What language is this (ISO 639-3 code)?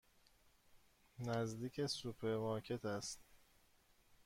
fas